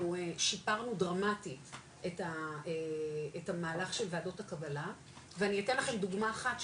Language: Hebrew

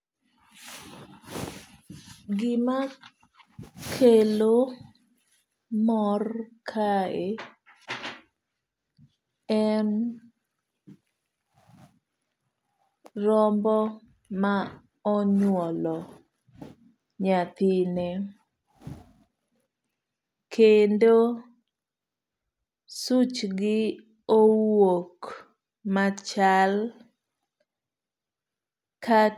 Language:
Luo (Kenya and Tanzania)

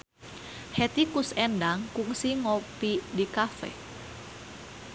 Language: Sundanese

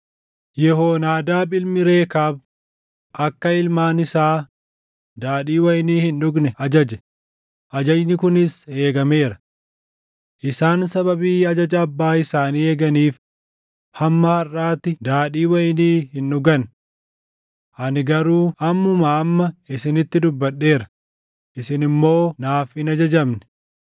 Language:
Oromo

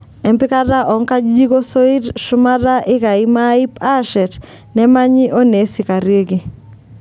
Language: Masai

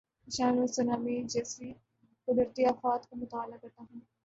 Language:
Urdu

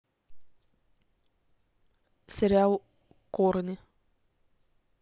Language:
Russian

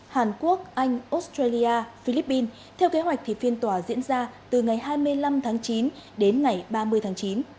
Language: Vietnamese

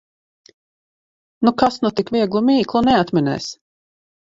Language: Latvian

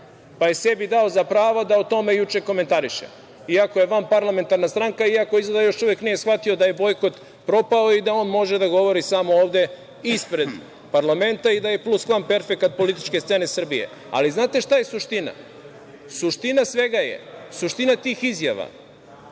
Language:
Serbian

